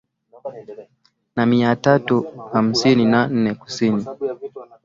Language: Swahili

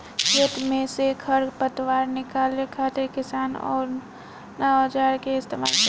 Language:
Bhojpuri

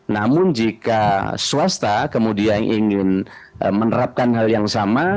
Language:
Indonesian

